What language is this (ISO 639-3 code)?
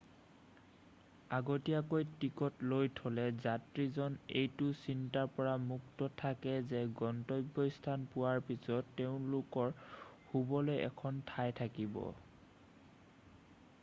asm